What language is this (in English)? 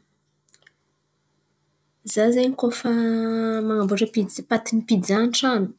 Antankarana Malagasy